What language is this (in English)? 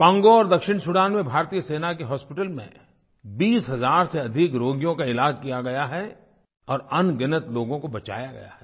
Hindi